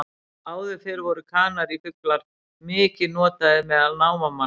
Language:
Icelandic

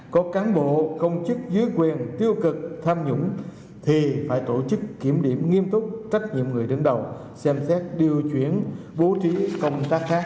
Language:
Vietnamese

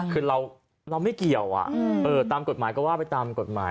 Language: Thai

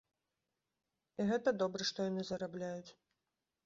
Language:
Belarusian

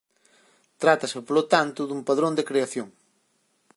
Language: Galician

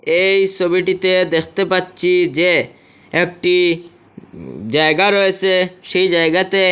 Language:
Bangla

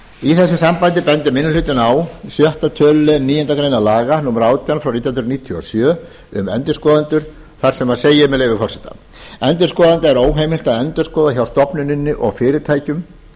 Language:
Icelandic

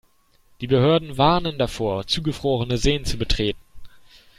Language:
German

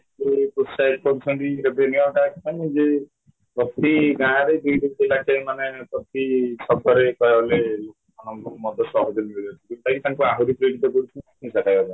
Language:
Odia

